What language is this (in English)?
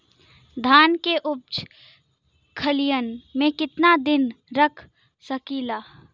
Bhojpuri